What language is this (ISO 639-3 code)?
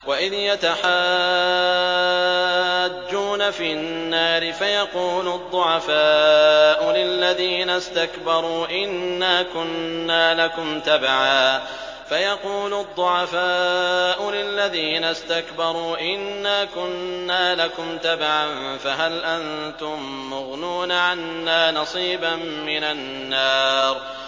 ara